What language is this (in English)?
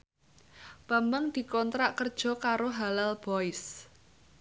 Javanese